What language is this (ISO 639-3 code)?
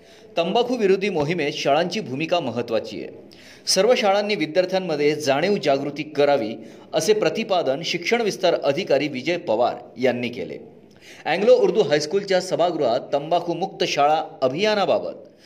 mar